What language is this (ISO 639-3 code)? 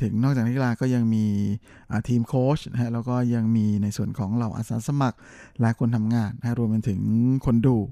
tha